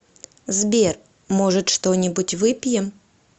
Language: Russian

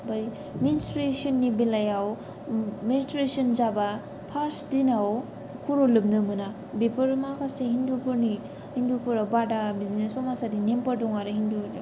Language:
Bodo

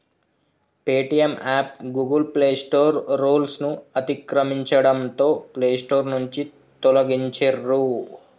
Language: Telugu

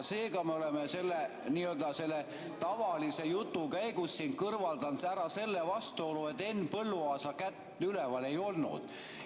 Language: Estonian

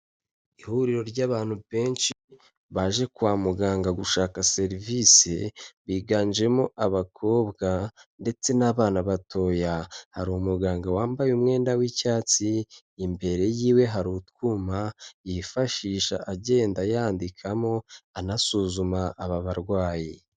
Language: Kinyarwanda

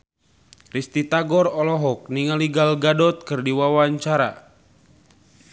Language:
Sundanese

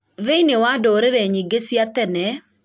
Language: Kikuyu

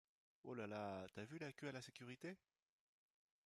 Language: French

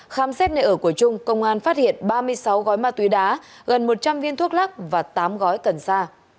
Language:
Vietnamese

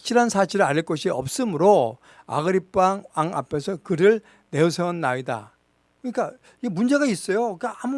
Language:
Korean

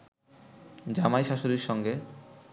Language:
Bangla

